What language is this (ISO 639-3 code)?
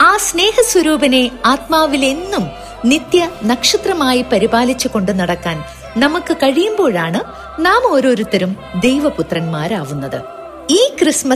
mal